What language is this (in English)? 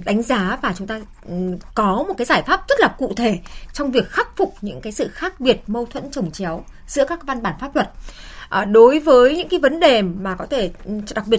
Vietnamese